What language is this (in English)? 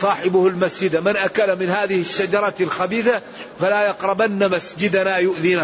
Arabic